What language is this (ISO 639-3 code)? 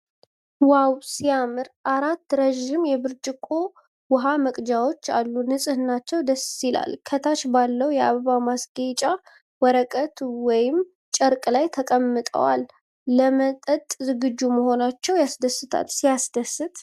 amh